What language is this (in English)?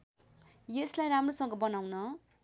Nepali